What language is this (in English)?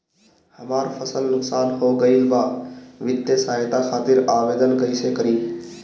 Bhojpuri